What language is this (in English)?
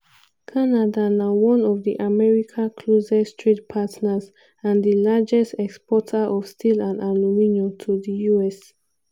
Nigerian Pidgin